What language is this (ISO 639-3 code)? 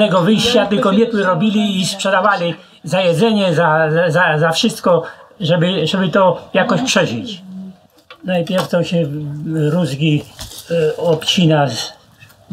pol